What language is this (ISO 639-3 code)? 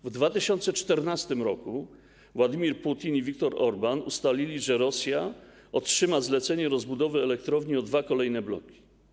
pol